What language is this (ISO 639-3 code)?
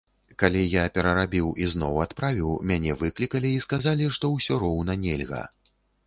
bel